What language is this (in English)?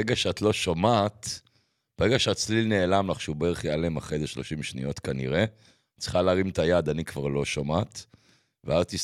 Hebrew